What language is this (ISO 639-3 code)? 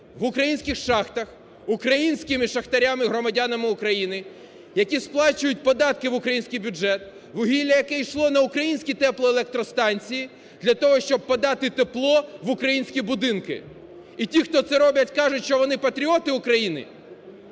ukr